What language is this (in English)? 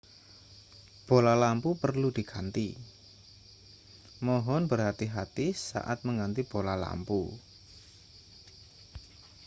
Indonesian